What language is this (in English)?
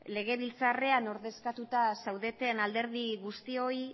Basque